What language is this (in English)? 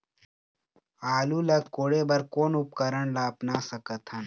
Chhattisgarhi